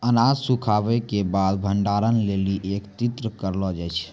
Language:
Maithili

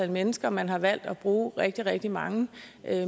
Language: Danish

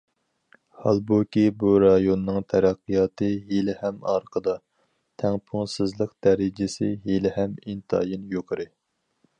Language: Uyghur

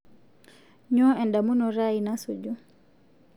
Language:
Masai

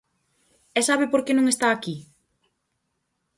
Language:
Galician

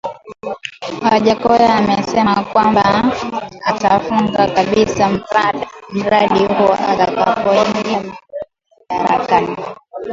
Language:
Swahili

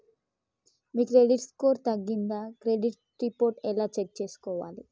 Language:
Telugu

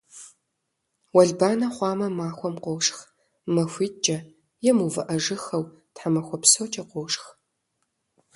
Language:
Kabardian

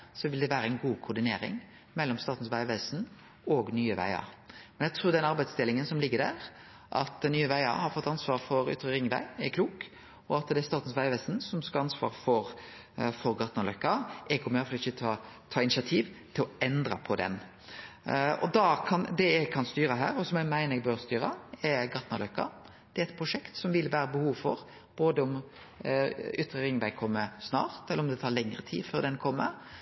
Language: Norwegian Nynorsk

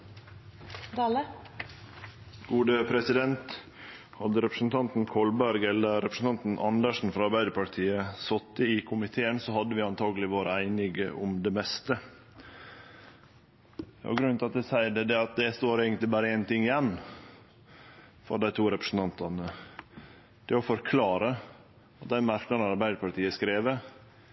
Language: Norwegian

